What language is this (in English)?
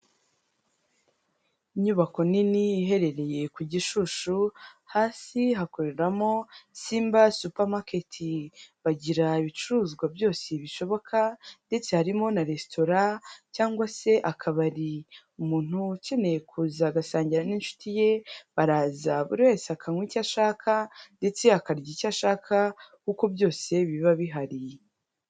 Kinyarwanda